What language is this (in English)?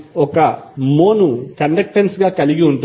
Telugu